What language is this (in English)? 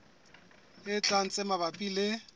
Southern Sotho